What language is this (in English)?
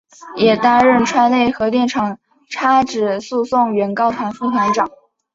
Chinese